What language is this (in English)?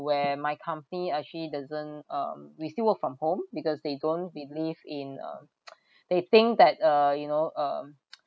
English